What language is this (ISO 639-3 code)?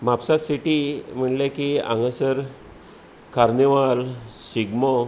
kok